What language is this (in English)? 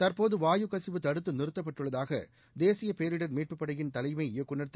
Tamil